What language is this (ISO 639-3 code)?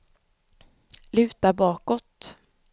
swe